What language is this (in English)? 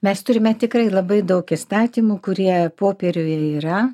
Lithuanian